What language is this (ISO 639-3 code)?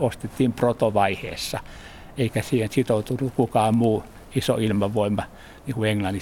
fin